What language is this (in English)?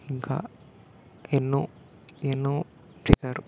Telugu